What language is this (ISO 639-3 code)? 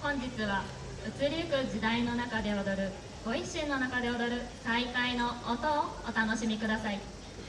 jpn